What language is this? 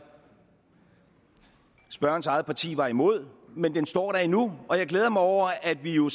Danish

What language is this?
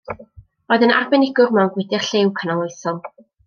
Welsh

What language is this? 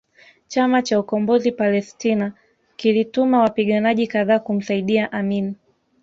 Swahili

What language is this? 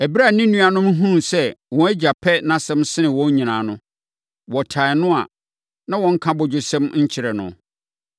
Akan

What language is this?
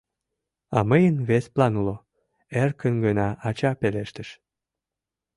Mari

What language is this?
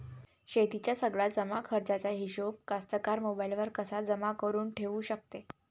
Marathi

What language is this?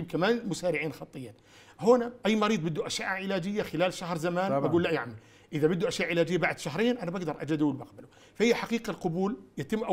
Arabic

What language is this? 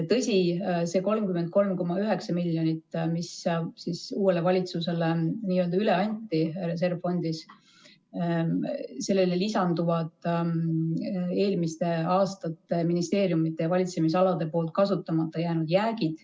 Estonian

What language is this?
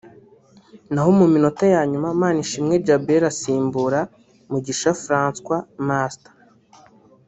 Kinyarwanda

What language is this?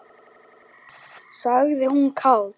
Icelandic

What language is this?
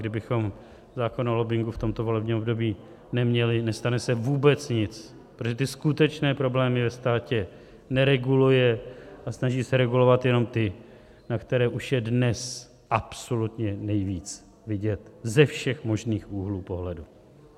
Czech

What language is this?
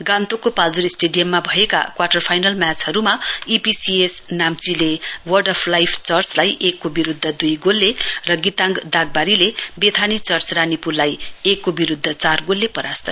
Nepali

